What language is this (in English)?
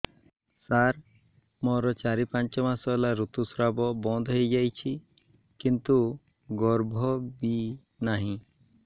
Odia